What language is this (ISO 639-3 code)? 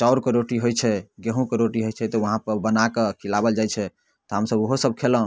mai